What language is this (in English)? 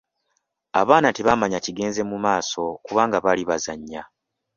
Ganda